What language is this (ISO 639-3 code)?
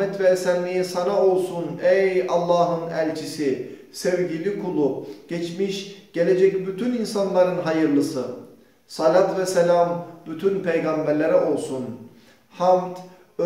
tur